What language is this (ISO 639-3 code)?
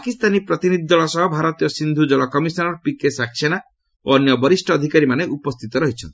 ori